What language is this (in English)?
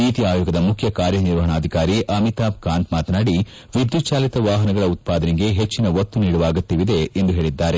Kannada